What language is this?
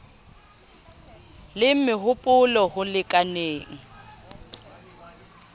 Southern Sotho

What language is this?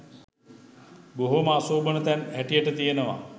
Sinhala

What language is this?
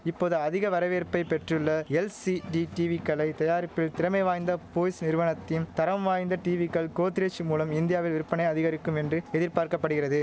Tamil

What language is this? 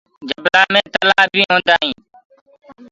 Gurgula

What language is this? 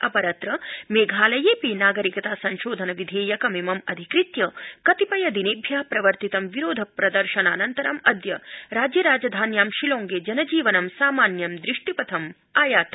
Sanskrit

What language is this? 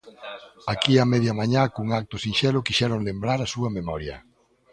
Galician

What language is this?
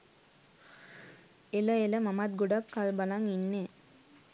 Sinhala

